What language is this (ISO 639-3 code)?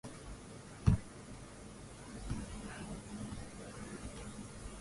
swa